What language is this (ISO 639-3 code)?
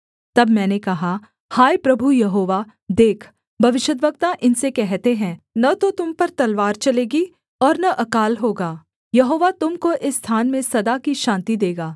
hin